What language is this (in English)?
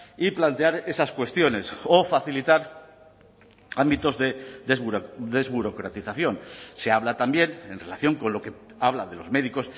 Spanish